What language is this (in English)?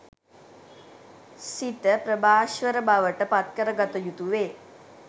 Sinhala